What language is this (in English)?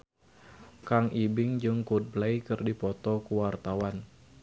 Sundanese